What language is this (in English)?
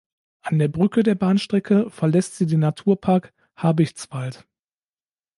German